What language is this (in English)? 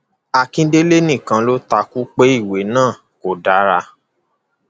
Yoruba